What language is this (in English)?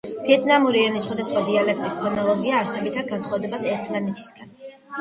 Georgian